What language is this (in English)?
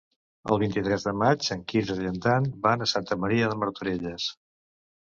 Catalan